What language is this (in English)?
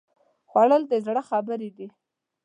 Pashto